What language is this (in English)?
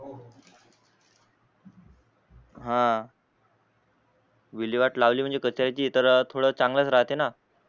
Marathi